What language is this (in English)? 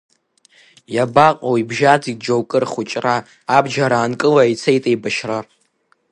Abkhazian